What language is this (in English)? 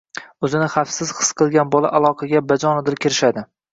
Uzbek